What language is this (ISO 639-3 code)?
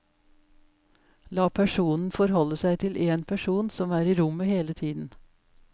nor